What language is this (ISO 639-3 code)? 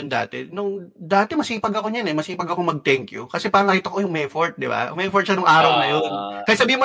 fil